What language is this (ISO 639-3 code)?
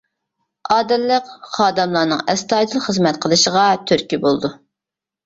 uig